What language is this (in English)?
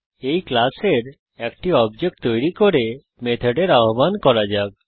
Bangla